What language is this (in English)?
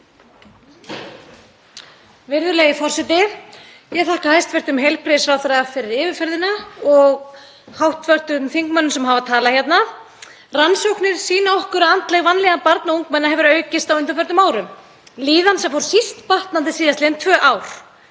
Icelandic